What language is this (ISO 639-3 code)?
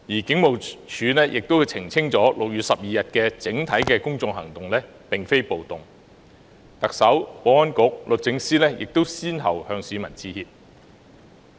yue